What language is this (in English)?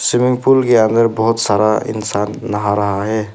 Hindi